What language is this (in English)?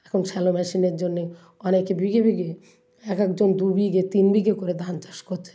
Bangla